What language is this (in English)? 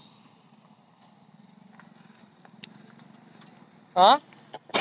Marathi